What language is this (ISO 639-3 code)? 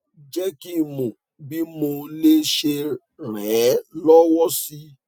yor